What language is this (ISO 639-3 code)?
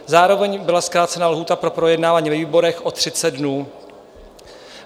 ces